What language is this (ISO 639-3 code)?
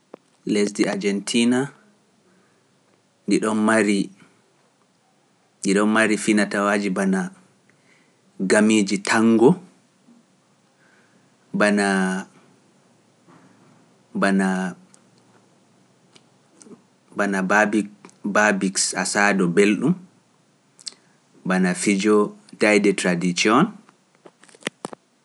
fuf